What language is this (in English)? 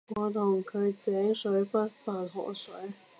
Cantonese